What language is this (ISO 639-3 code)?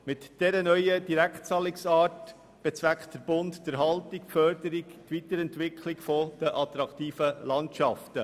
gsw